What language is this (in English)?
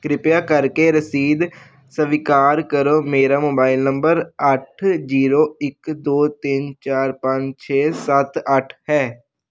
Punjabi